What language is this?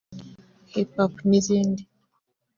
Kinyarwanda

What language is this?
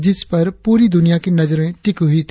Hindi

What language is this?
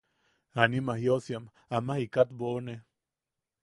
Yaqui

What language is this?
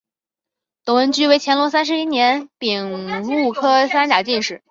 Chinese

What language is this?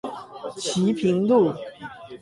Chinese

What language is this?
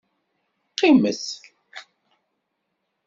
Kabyle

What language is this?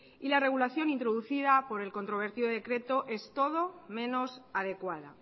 Spanish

